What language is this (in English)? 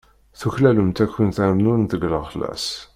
Kabyle